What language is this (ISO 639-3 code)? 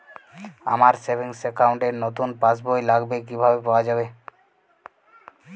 ben